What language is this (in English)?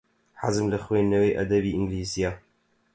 Central Kurdish